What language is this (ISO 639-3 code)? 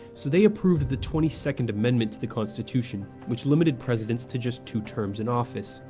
eng